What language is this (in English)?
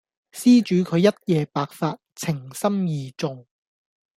Cantonese